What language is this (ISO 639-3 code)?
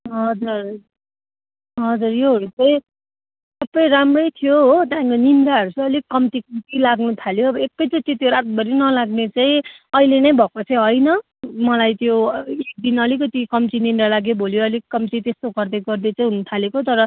nep